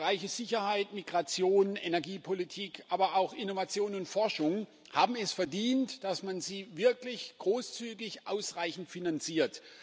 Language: German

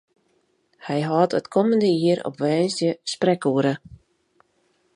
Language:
Western Frisian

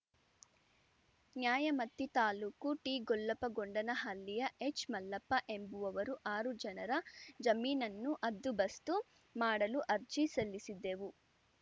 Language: Kannada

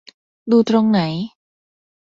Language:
Thai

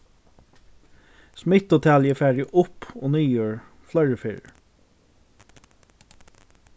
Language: Faroese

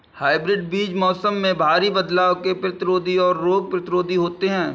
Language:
Hindi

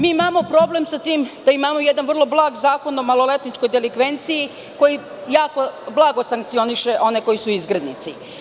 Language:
Serbian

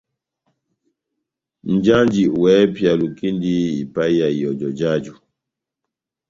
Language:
Batanga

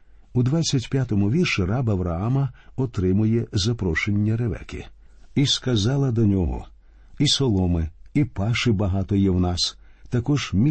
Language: Ukrainian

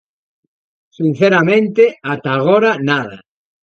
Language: Galician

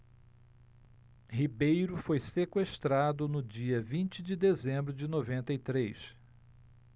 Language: Portuguese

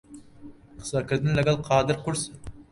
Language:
Central Kurdish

